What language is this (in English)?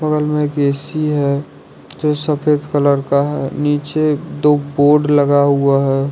Hindi